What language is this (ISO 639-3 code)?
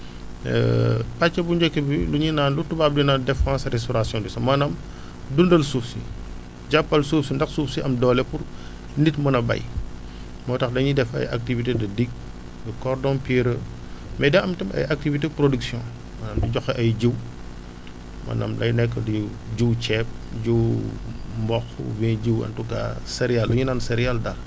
wol